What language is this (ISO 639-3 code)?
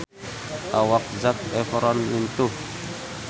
sun